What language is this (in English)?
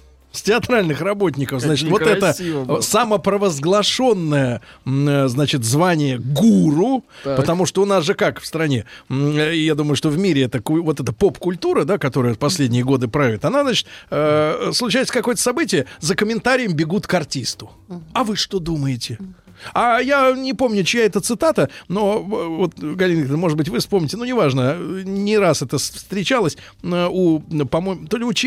Russian